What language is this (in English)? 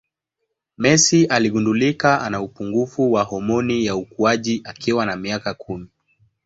Swahili